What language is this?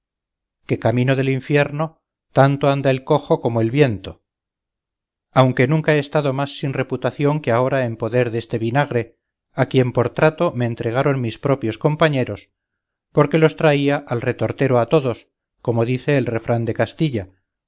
Spanish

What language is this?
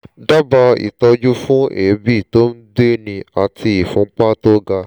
Yoruba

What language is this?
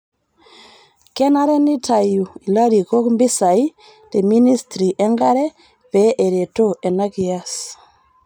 Masai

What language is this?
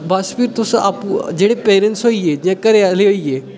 Dogri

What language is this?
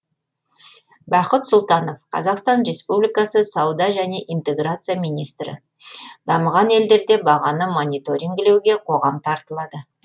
Kazakh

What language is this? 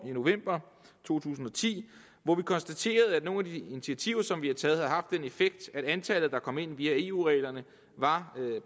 Danish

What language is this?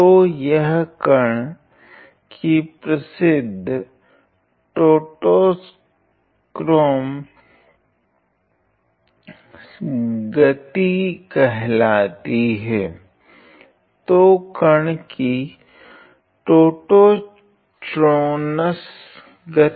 Hindi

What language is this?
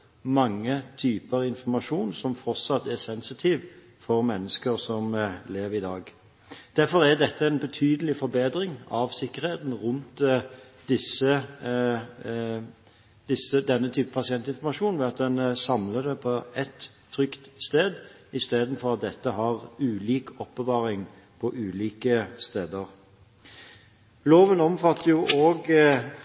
Norwegian Bokmål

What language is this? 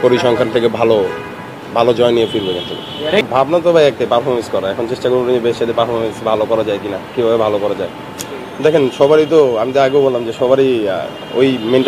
Bangla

